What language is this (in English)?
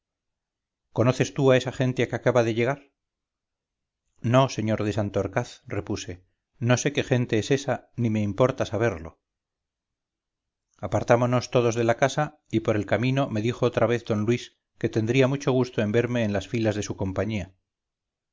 Spanish